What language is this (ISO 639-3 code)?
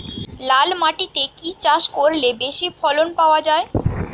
ben